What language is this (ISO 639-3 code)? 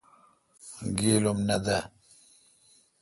xka